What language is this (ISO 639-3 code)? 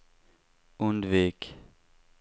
swe